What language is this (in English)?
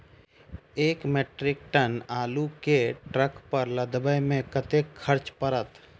Maithili